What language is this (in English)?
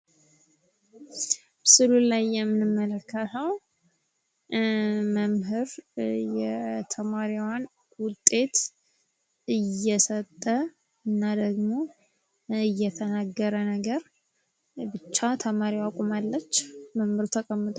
Amharic